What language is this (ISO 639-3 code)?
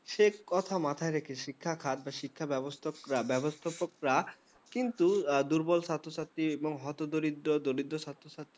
ben